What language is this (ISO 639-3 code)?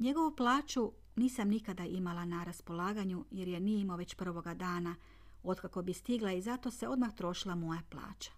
hrv